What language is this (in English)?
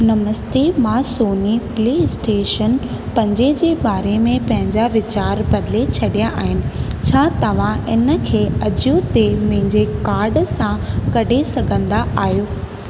Sindhi